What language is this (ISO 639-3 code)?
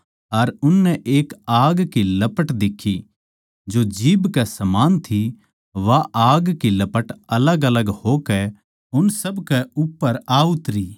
bgc